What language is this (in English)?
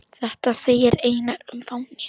Icelandic